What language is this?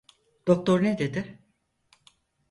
Turkish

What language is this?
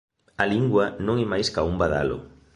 Galician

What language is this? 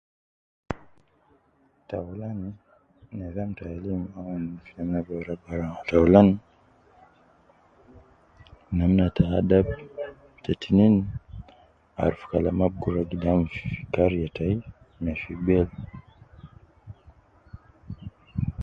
Nubi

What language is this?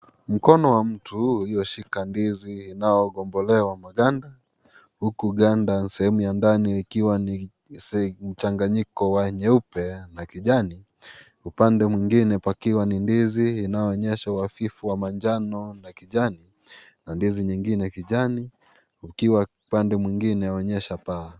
Swahili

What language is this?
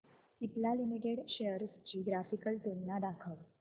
Marathi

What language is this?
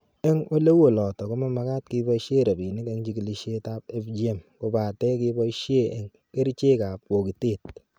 Kalenjin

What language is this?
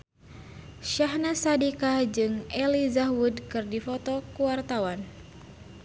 Sundanese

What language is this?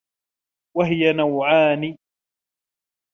Arabic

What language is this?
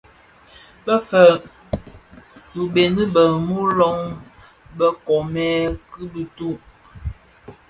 Bafia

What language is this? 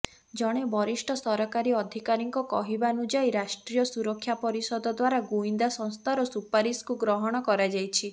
Odia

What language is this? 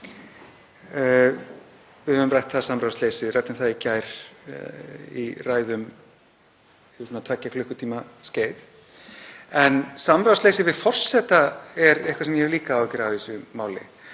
Icelandic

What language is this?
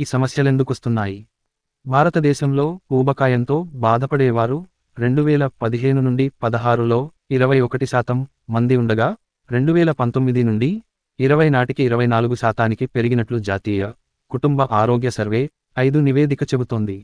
Telugu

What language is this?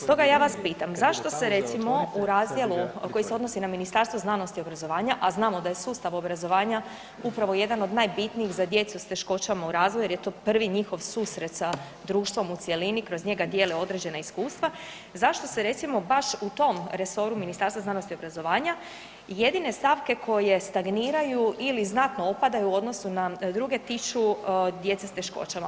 Croatian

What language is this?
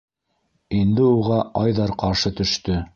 Bashkir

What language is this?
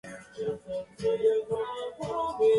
Japanese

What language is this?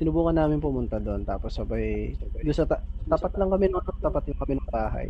Filipino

